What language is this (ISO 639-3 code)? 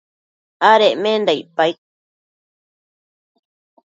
mcf